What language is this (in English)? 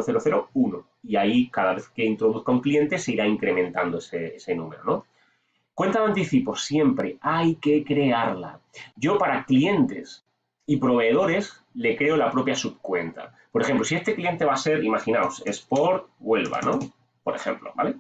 Spanish